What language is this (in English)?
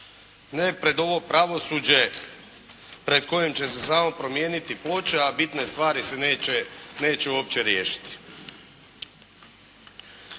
Croatian